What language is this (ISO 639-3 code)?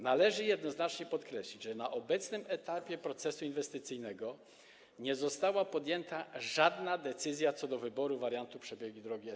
pol